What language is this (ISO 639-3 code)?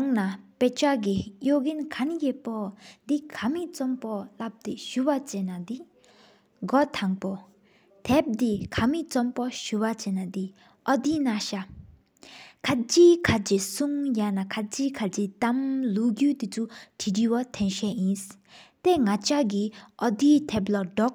sip